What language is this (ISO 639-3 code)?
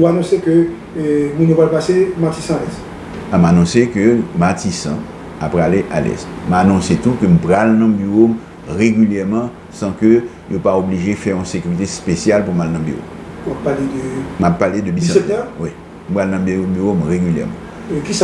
fra